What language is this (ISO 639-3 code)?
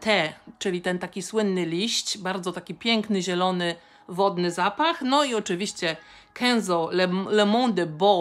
pol